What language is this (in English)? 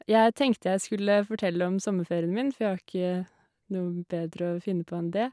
Norwegian